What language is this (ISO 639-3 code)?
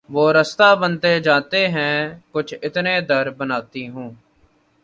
urd